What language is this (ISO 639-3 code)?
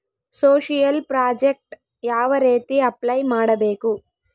kan